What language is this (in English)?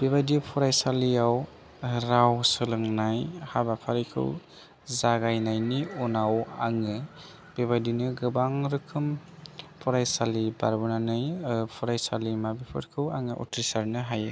Bodo